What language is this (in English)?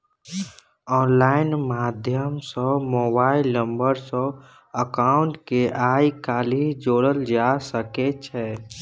Maithili